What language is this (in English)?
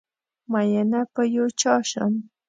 Pashto